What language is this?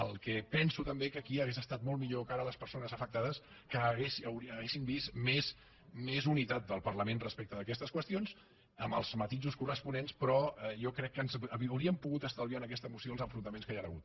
Catalan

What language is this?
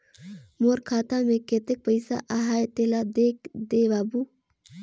Chhattisgarhi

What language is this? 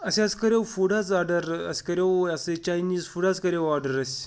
Kashmiri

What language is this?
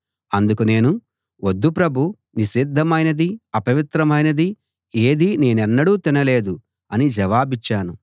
Telugu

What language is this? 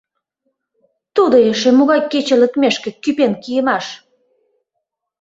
Mari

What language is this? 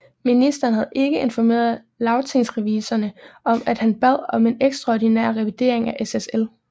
Danish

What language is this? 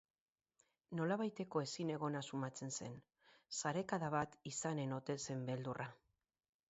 Basque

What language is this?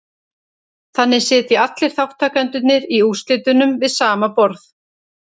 Icelandic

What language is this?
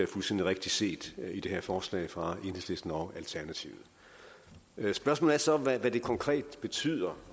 Danish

